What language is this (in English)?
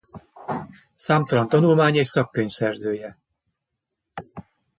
Hungarian